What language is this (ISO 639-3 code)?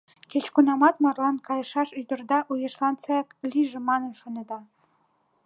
chm